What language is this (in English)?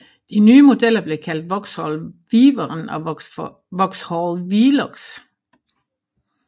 Danish